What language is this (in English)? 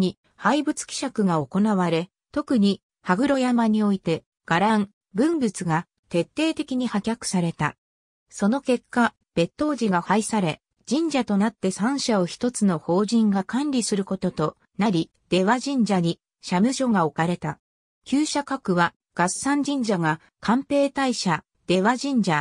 Japanese